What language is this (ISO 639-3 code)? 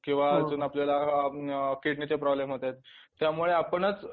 mar